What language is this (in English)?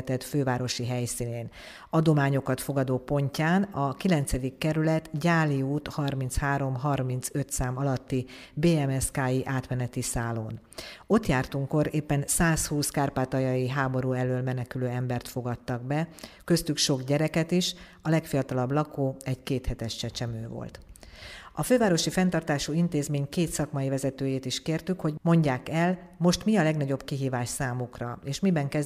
Hungarian